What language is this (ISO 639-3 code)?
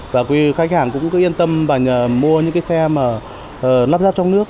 vie